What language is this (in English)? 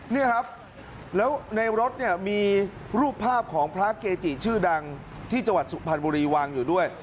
Thai